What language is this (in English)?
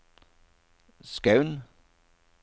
Norwegian